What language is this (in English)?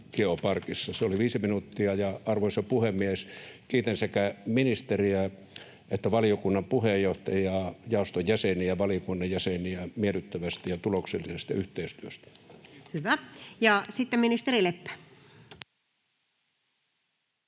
Finnish